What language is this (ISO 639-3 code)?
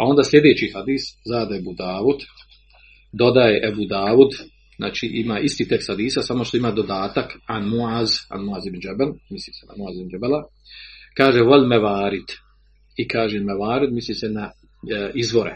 hrv